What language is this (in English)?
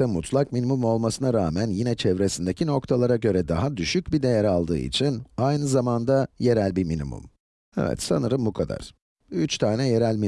Turkish